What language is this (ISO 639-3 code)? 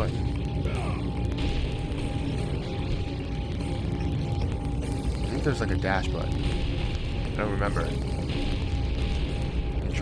eng